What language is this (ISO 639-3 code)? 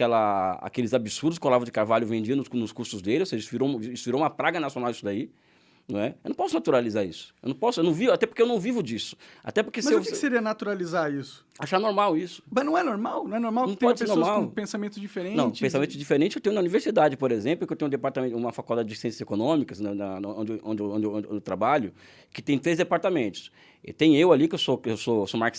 por